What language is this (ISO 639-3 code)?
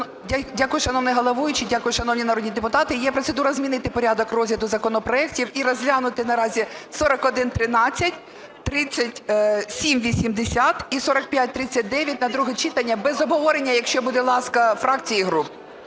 ukr